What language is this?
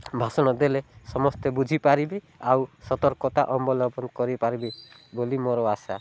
Odia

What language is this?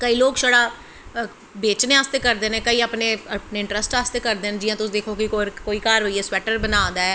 Dogri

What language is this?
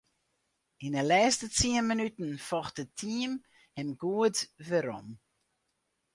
Western Frisian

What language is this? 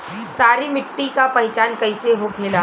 Bhojpuri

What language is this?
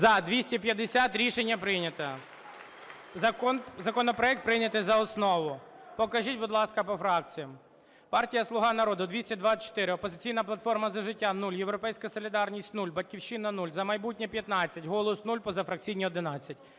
Ukrainian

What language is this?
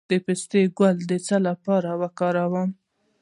Pashto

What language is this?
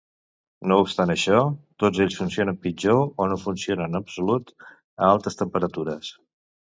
Catalan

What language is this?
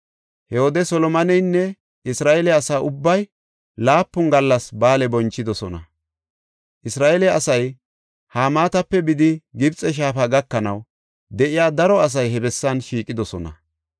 Gofa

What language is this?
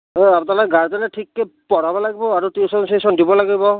Assamese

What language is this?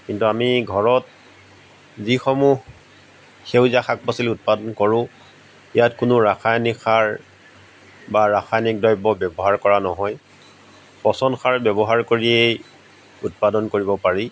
Assamese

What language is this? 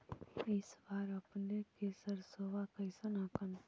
Magahi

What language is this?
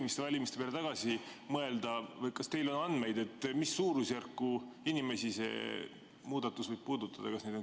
Estonian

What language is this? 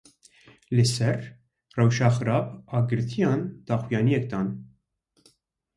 Kurdish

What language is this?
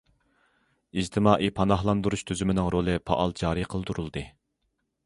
Uyghur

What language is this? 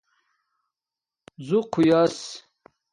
Domaaki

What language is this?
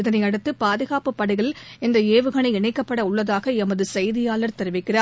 Tamil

